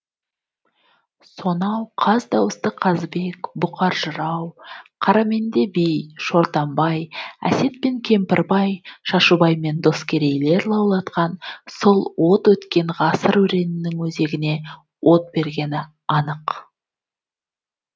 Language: Kazakh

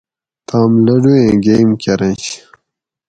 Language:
Gawri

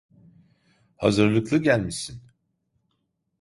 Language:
Turkish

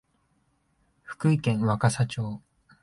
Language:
Japanese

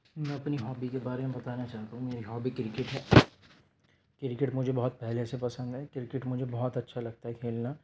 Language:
Urdu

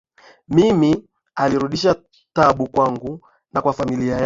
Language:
Swahili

